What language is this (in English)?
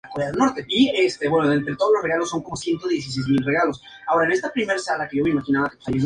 Spanish